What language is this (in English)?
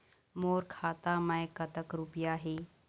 Chhattisgarhi